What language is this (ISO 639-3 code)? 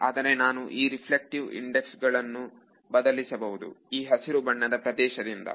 kan